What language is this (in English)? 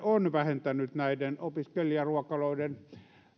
Finnish